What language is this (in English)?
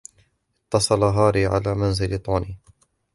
Arabic